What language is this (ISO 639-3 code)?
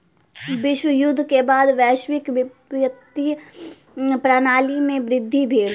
mai